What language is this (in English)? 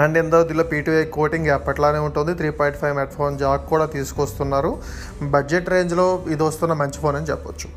Telugu